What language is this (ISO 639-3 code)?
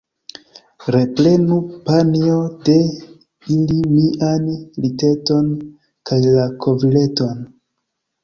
epo